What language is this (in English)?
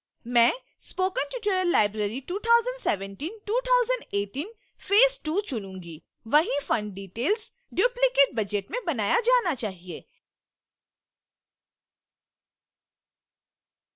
Hindi